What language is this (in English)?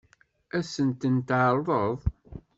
Kabyle